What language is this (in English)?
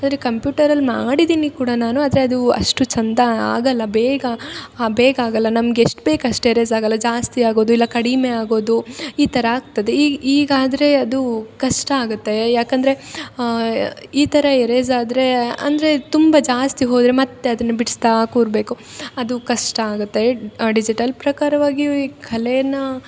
Kannada